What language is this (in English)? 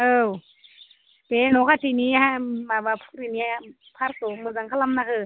Bodo